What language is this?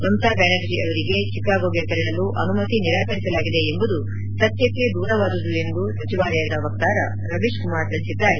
Kannada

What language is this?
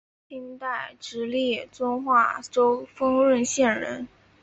Chinese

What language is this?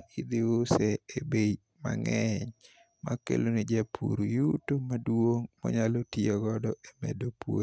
Luo (Kenya and Tanzania)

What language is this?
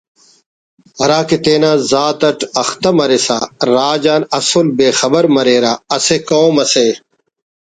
Brahui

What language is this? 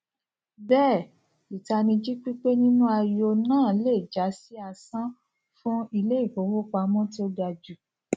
Yoruba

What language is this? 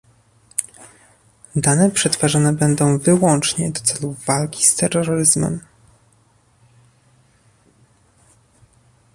Polish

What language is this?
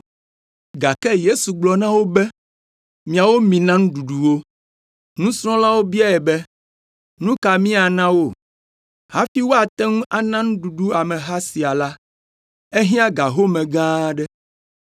Ewe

